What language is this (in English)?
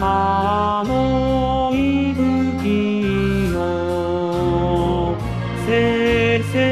Romanian